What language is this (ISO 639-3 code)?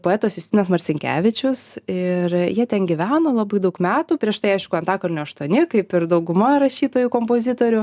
lit